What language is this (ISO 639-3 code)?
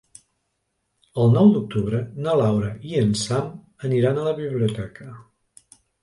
cat